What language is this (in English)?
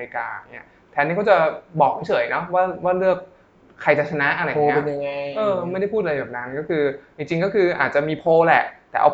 Thai